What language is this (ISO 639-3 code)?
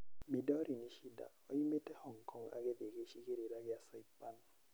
kik